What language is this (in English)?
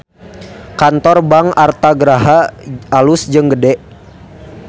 Sundanese